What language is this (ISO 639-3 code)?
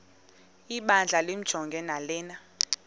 xho